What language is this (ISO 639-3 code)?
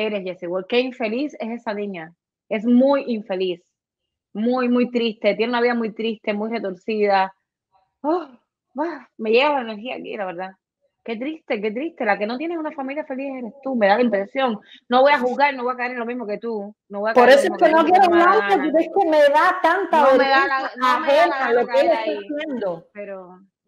spa